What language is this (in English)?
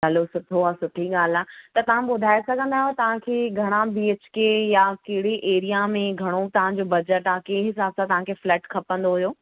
Sindhi